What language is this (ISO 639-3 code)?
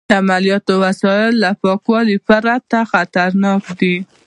pus